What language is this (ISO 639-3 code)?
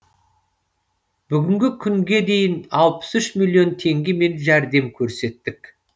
kaz